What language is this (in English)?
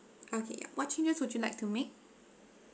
English